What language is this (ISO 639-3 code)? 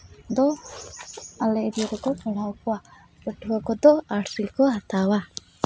sat